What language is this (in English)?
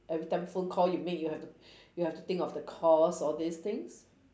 English